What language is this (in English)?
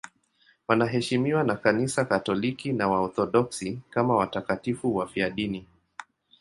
Swahili